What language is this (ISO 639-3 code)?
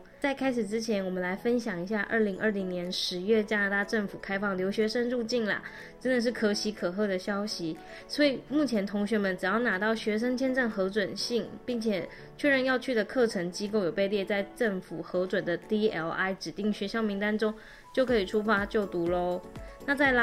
zho